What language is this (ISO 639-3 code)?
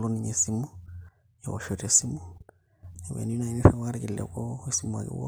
mas